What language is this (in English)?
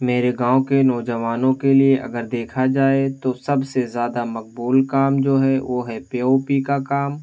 Urdu